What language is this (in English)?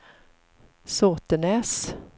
Swedish